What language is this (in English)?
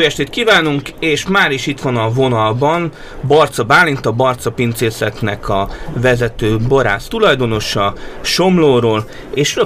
Hungarian